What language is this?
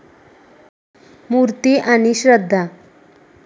Marathi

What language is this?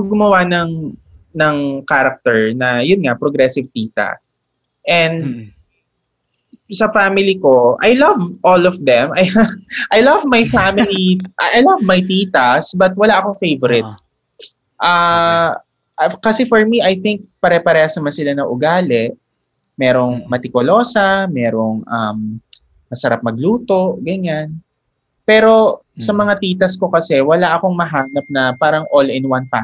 Filipino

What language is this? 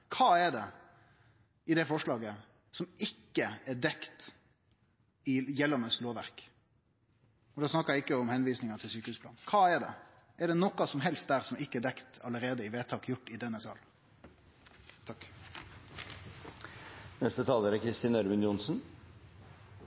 Norwegian Nynorsk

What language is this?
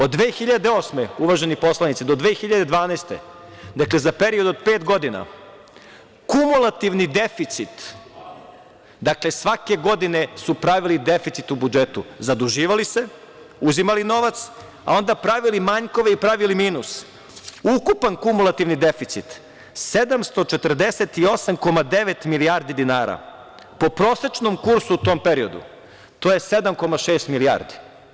Serbian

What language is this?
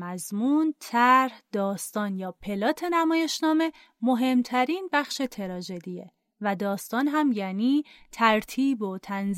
Persian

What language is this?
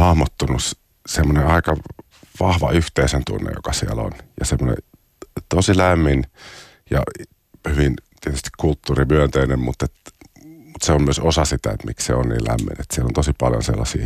Finnish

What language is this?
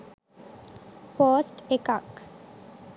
Sinhala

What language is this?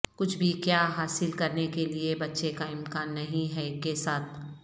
Urdu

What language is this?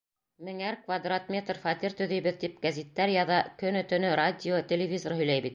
Bashkir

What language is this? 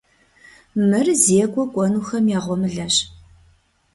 Kabardian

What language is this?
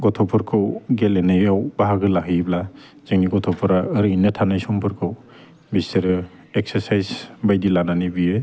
Bodo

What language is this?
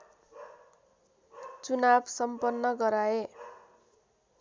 Nepali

